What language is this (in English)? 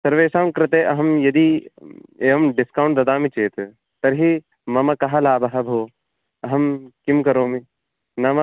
Sanskrit